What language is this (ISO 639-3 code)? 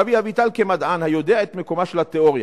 heb